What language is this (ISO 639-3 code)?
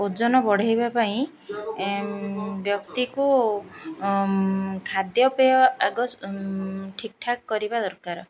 ori